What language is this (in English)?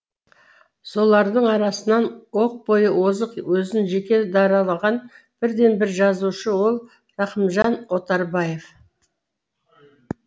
Kazakh